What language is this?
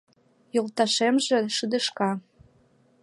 Mari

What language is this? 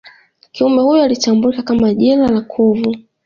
Swahili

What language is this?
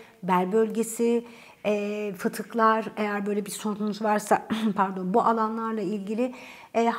Turkish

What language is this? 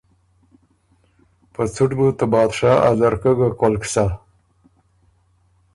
Ormuri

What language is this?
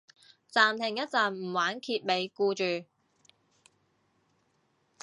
Cantonese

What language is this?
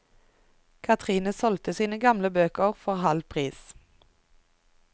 Norwegian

